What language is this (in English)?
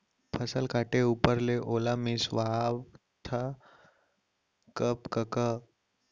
Chhattisgarhi